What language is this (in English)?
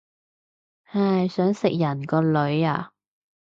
Cantonese